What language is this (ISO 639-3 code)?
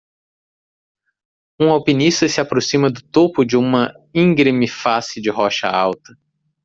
por